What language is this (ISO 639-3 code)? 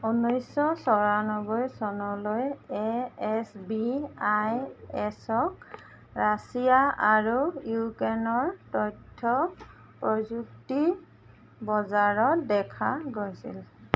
asm